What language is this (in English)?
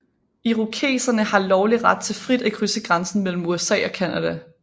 Danish